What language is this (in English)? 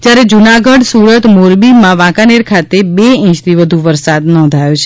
Gujarati